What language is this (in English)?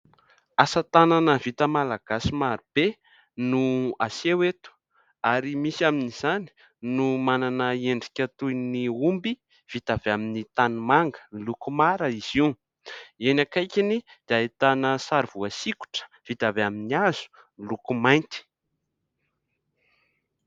Malagasy